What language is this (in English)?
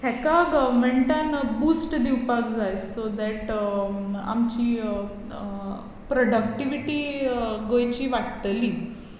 Konkani